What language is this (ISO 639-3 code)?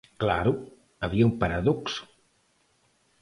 glg